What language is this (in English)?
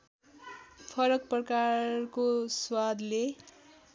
Nepali